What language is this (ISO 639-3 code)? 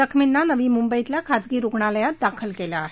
mar